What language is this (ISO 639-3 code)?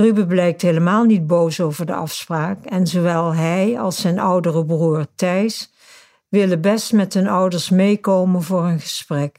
nld